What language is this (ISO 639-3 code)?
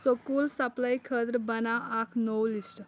kas